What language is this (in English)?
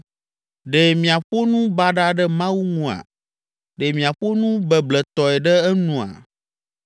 Ewe